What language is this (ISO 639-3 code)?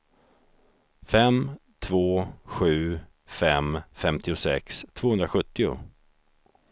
swe